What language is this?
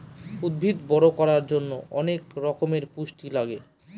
Bangla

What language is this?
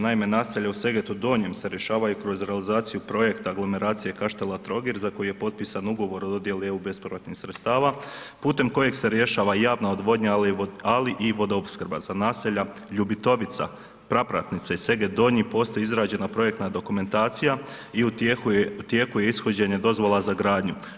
Croatian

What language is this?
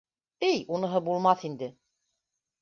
Bashkir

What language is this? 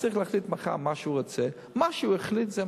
Hebrew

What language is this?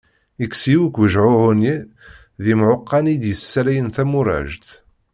Kabyle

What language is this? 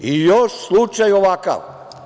Serbian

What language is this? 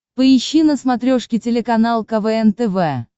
Russian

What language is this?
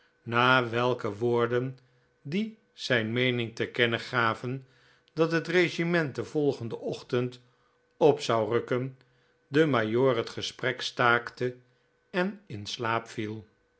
Dutch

